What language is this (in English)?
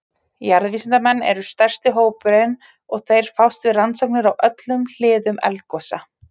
Icelandic